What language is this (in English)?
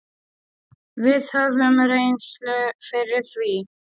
Icelandic